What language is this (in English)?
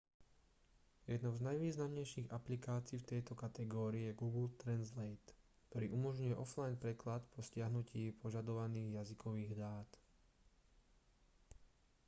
Slovak